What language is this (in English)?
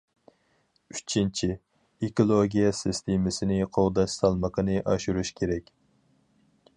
Uyghur